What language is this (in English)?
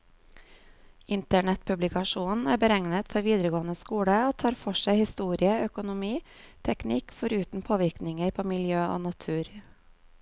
Norwegian